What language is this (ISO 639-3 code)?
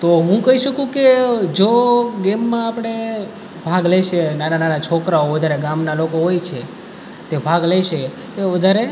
guj